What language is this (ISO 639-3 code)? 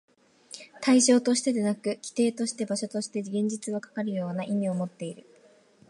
jpn